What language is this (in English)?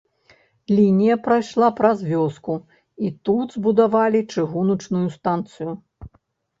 Belarusian